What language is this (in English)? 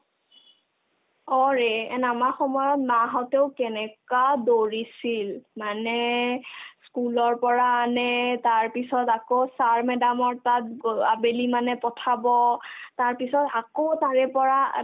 Assamese